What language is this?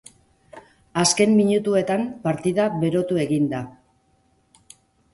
Basque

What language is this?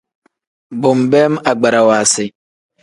Tem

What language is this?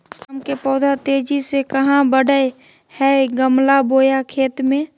Magahi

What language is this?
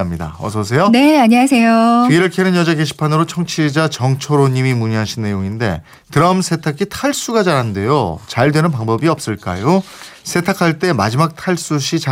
Korean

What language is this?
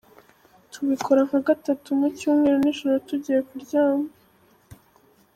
Kinyarwanda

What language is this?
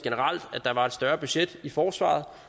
Danish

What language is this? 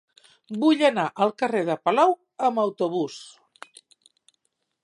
Catalan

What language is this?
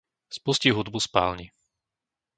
Slovak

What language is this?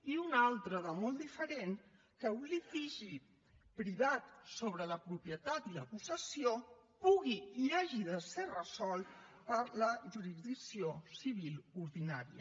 Catalan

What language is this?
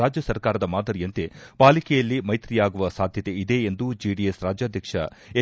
Kannada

